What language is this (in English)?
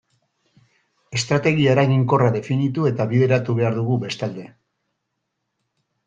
Basque